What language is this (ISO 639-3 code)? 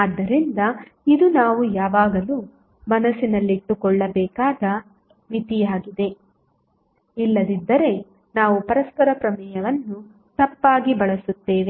kan